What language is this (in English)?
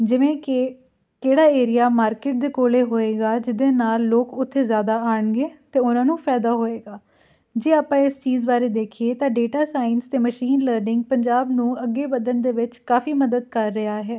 Punjabi